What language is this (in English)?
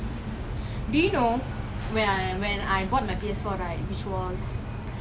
English